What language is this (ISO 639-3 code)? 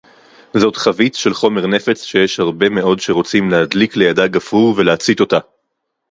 heb